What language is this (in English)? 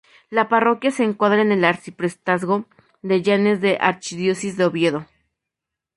Spanish